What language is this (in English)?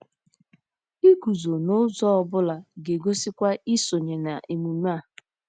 Igbo